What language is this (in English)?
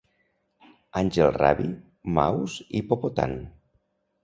Catalan